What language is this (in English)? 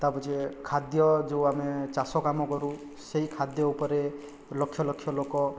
Odia